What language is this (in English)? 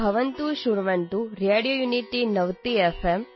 Kannada